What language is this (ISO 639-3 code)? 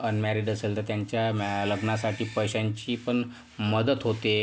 mar